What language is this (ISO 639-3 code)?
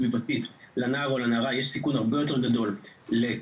heb